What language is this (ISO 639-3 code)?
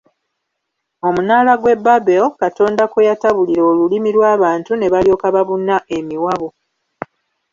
lug